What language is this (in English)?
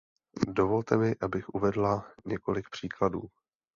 Czech